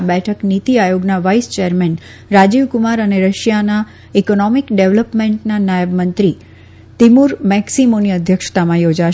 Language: Gujarati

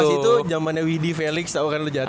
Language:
Indonesian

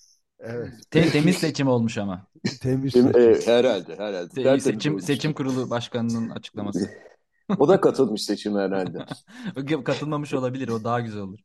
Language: Turkish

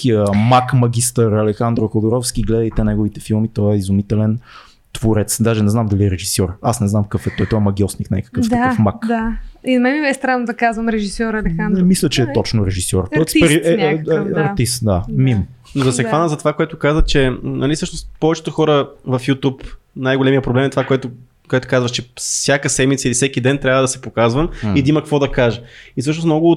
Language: Bulgarian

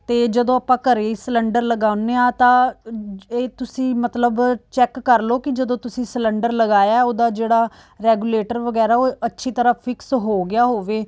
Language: Punjabi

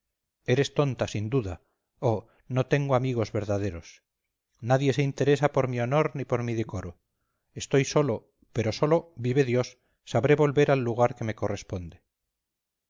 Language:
Spanish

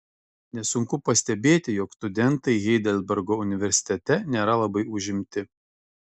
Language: Lithuanian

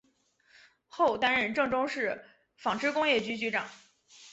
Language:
Chinese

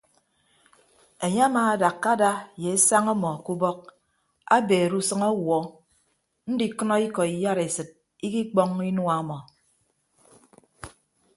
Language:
Ibibio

